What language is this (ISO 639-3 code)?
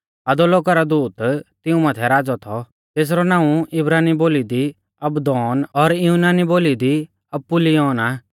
bfz